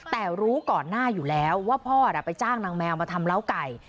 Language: Thai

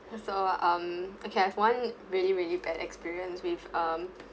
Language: English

